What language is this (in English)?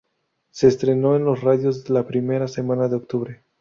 Spanish